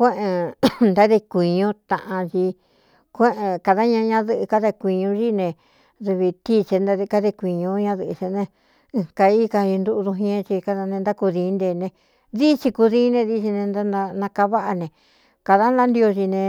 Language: Cuyamecalco Mixtec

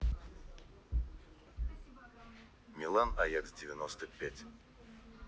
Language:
Russian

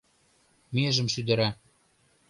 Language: Mari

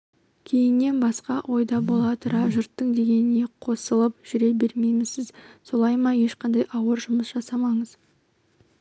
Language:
Kazakh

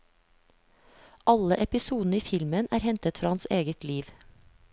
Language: Norwegian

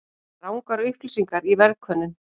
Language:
Icelandic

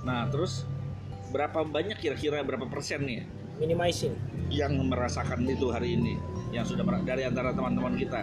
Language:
Indonesian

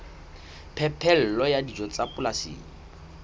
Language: Southern Sotho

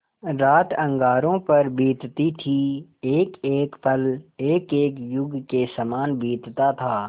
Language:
Hindi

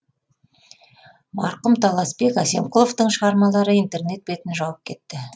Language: Kazakh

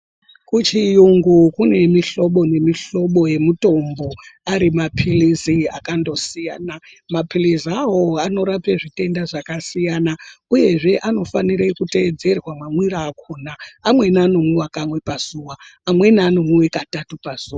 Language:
Ndau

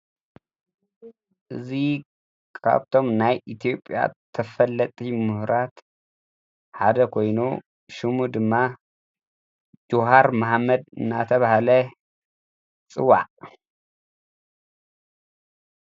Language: Tigrinya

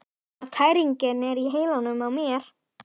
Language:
Icelandic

